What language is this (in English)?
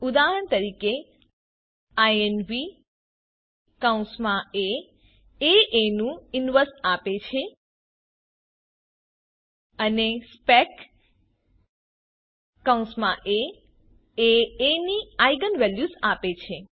Gujarati